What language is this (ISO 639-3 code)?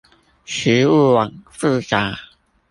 zho